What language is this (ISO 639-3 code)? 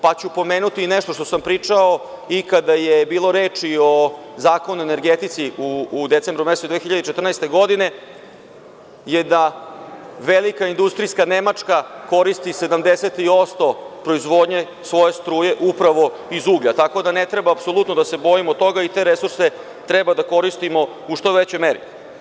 srp